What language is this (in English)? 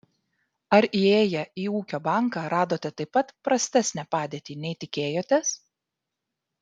Lithuanian